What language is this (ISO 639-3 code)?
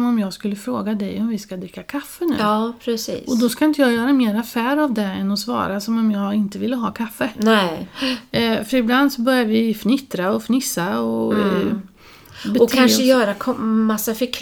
swe